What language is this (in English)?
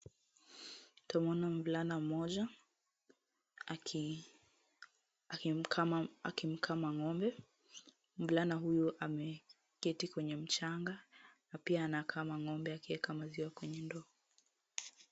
Swahili